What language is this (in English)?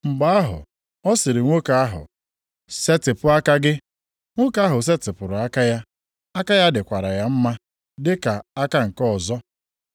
Igbo